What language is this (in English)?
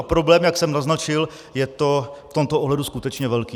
Czech